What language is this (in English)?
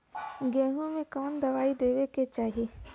Bhojpuri